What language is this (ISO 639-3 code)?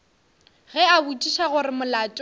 nso